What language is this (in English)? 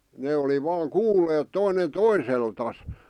Finnish